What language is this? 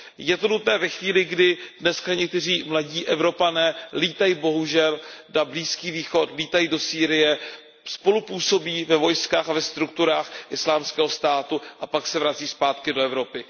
Czech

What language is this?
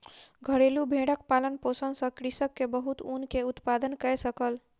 Maithili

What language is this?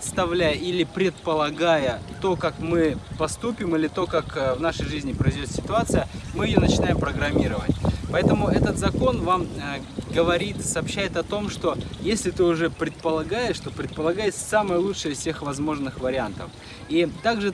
Russian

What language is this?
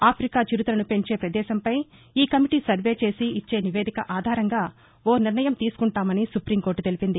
Telugu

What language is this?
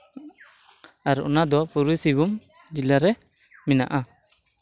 Santali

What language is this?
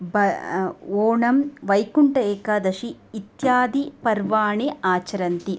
Sanskrit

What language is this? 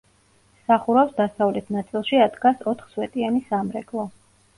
Georgian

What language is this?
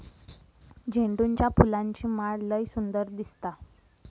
Marathi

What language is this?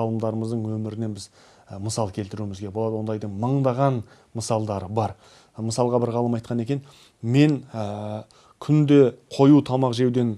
Turkish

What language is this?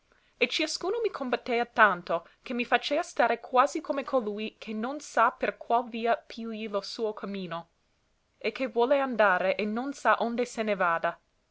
Italian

